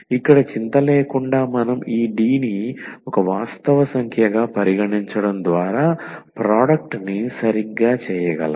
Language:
Telugu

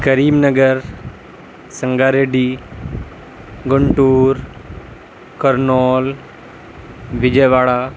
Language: Urdu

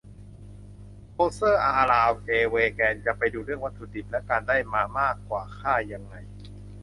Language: Thai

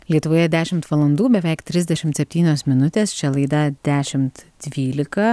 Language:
Lithuanian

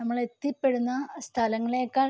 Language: Malayalam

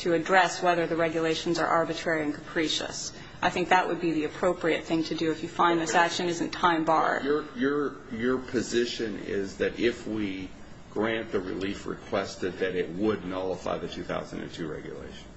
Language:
English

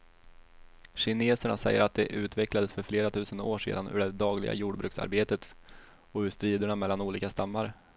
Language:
Swedish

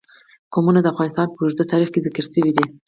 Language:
Pashto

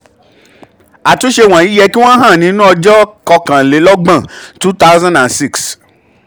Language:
Yoruba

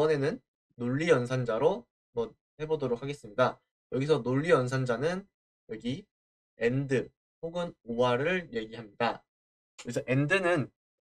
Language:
Korean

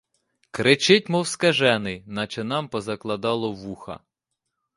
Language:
Ukrainian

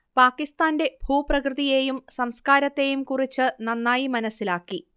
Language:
Malayalam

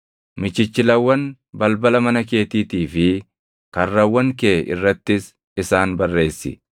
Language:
Oromo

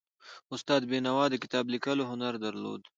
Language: Pashto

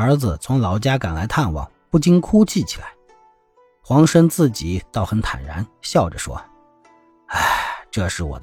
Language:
Chinese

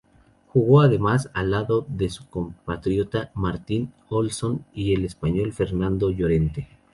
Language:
Spanish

